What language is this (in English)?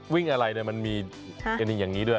Thai